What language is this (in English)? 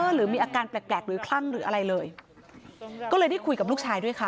Thai